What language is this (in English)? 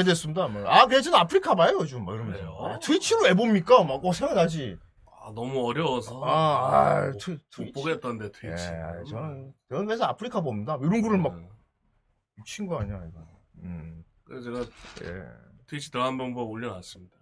Korean